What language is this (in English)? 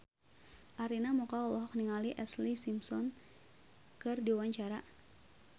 Sundanese